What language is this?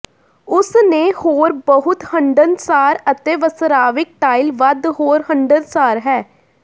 Punjabi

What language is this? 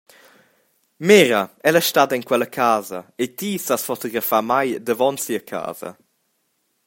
Romansh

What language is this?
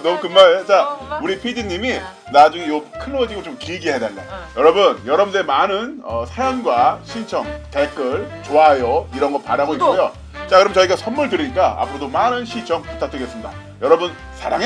Korean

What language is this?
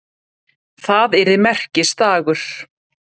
Icelandic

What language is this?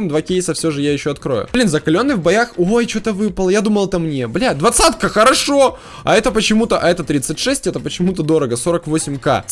Russian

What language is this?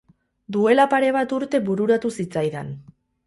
Basque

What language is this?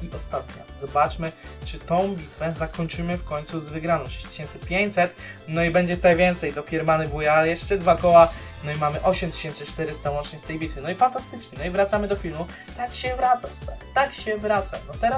Polish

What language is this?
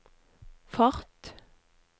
Norwegian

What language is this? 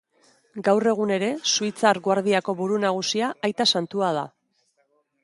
Basque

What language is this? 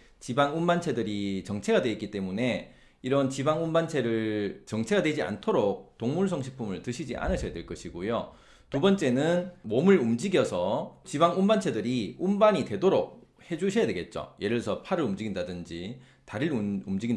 Korean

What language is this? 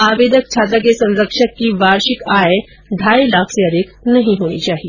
Hindi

